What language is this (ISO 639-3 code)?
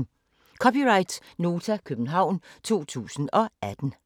dan